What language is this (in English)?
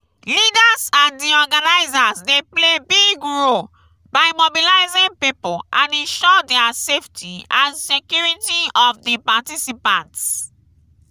Nigerian Pidgin